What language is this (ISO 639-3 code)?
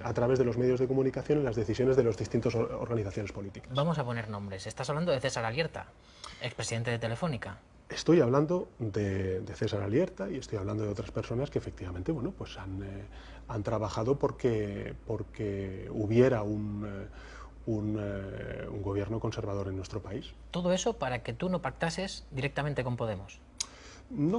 spa